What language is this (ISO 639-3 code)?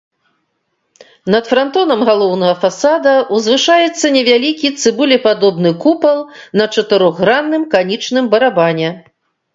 bel